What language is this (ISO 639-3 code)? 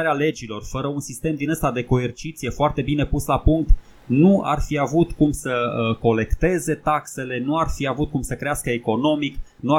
ron